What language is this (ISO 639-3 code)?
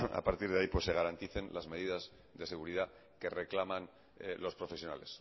spa